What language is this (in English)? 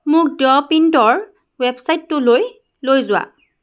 Assamese